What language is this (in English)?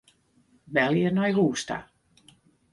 Western Frisian